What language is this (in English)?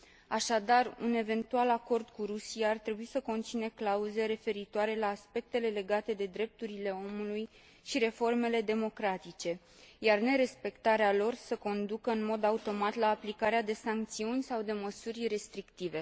Romanian